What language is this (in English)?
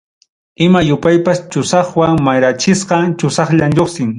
Ayacucho Quechua